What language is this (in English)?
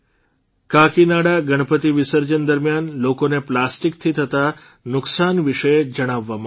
Gujarati